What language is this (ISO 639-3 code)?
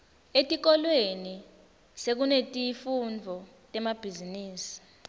ssw